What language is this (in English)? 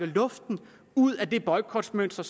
Danish